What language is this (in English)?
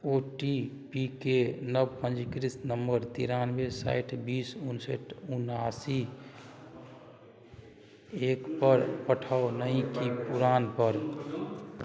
Maithili